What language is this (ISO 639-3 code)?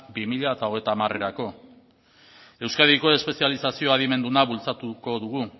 eus